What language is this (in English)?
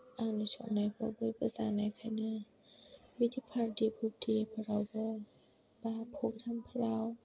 Bodo